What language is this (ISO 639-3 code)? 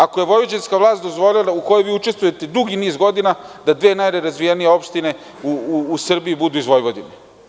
srp